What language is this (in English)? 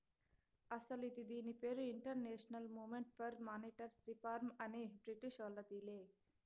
Telugu